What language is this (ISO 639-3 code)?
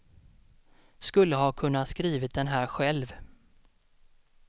swe